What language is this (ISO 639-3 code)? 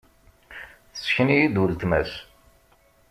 kab